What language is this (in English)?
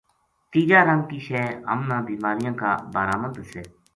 Gujari